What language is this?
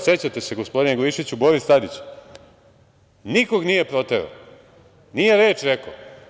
Serbian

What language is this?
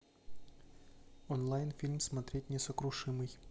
Russian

